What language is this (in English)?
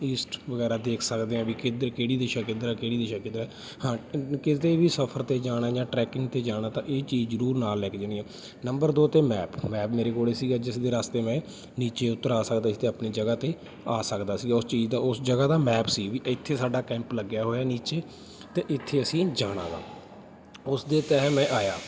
Punjabi